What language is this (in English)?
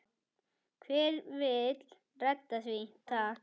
Icelandic